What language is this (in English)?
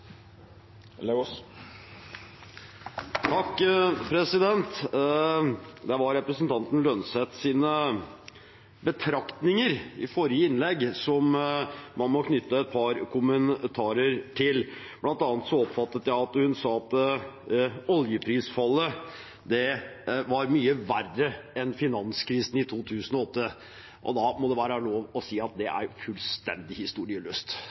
Norwegian Bokmål